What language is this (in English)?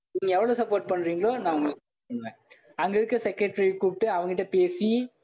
Tamil